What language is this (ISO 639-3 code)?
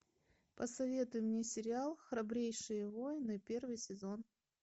rus